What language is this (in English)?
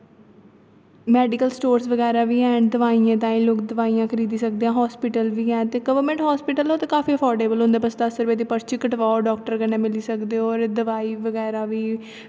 Dogri